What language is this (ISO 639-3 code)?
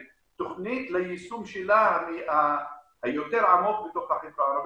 heb